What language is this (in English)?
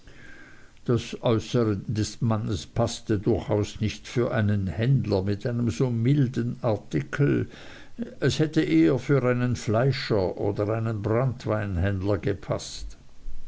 German